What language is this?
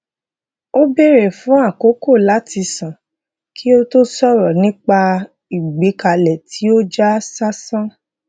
Yoruba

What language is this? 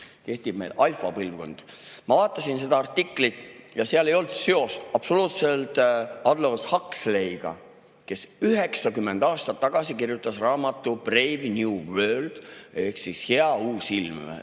Estonian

